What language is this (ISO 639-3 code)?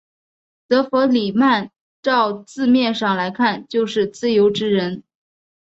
zho